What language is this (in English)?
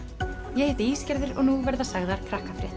Icelandic